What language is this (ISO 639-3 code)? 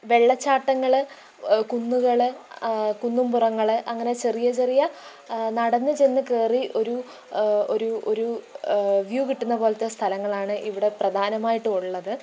mal